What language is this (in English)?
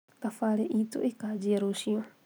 Kikuyu